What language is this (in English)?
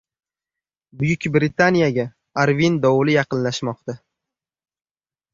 Uzbek